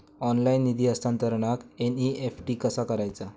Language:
Marathi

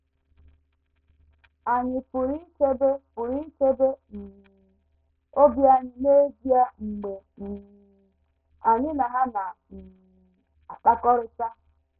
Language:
Igbo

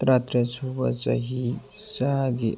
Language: Manipuri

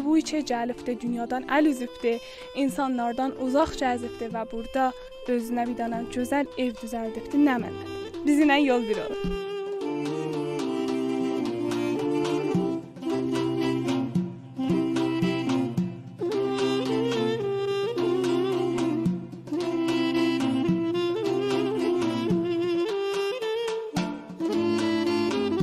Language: Turkish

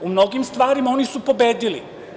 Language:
Serbian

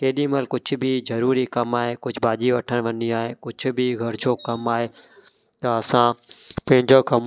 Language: Sindhi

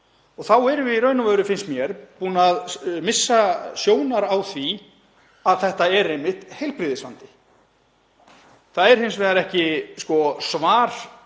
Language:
Icelandic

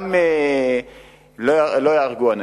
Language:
Hebrew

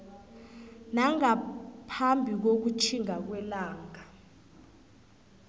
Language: South Ndebele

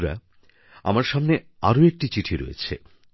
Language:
Bangla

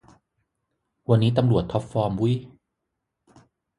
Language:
Thai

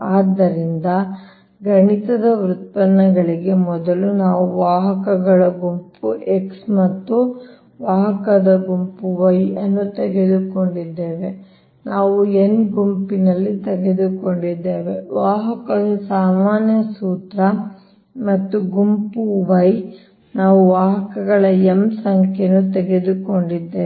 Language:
Kannada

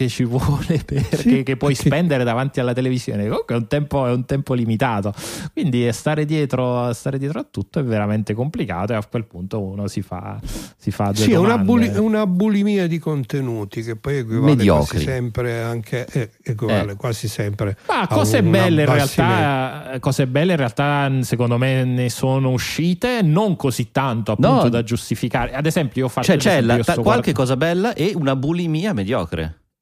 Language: Italian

